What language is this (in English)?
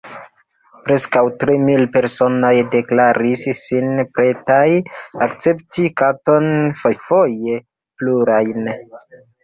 Esperanto